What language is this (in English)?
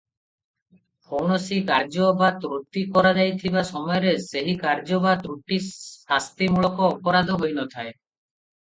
Odia